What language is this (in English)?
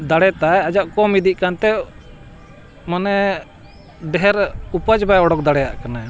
Santali